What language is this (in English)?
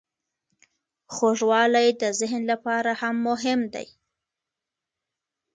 Pashto